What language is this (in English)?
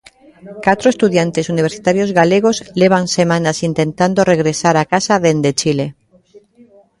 Galician